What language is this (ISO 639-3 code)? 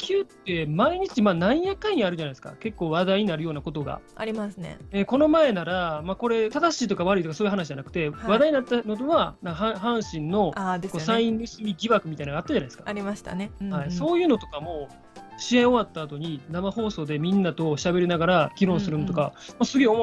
jpn